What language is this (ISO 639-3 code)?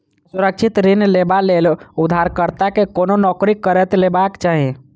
mai